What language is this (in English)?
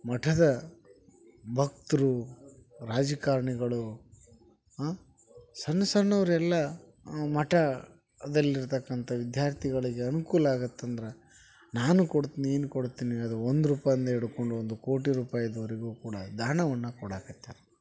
Kannada